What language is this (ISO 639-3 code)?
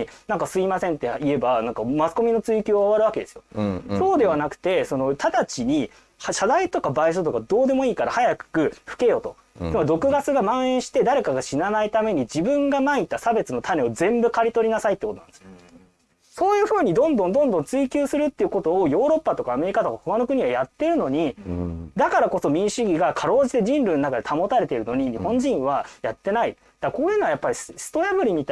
jpn